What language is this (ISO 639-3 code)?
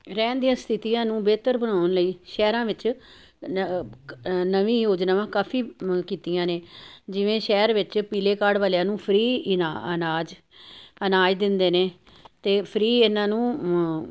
pan